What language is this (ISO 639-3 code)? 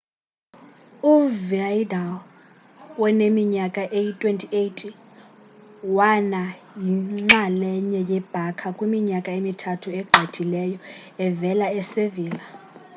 xho